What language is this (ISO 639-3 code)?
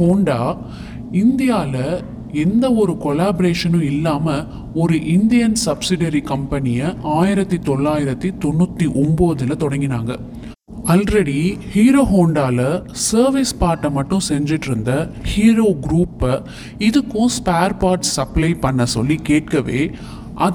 tam